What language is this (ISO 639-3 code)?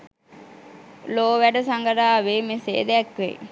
sin